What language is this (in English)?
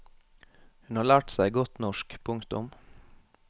Norwegian